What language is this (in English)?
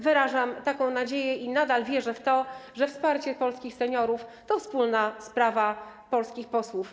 Polish